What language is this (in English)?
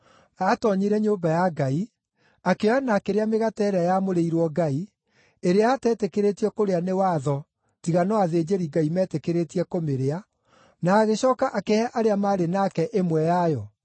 Kikuyu